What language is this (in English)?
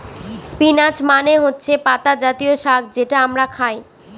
Bangla